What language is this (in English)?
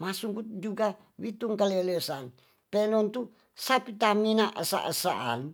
Tonsea